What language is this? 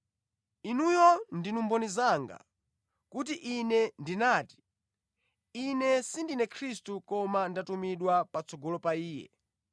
Nyanja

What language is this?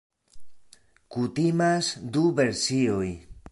Esperanto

